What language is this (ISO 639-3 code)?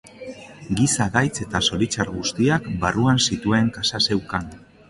eus